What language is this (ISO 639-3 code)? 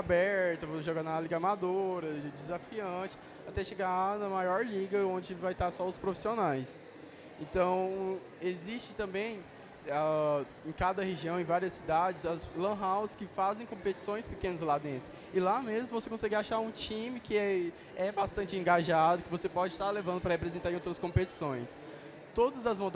por